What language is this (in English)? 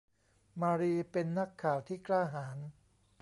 Thai